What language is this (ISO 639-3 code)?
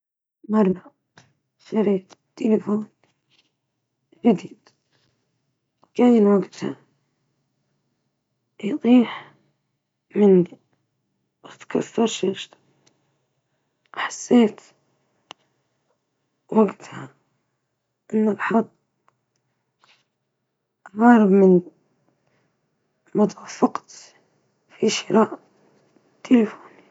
ayl